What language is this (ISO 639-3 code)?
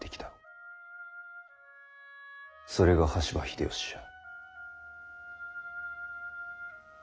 jpn